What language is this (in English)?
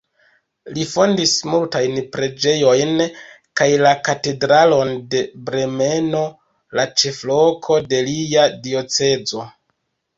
Esperanto